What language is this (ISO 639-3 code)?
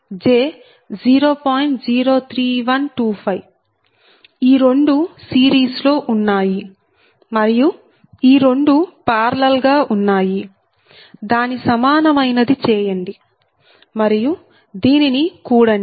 tel